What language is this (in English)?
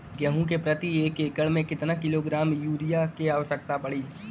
Bhojpuri